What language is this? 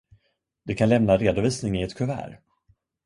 Swedish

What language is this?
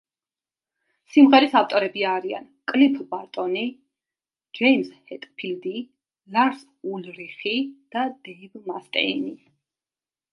Georgian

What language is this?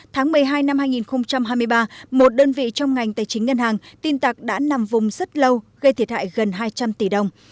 Vietnamese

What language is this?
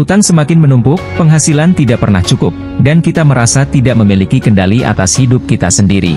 Indonesian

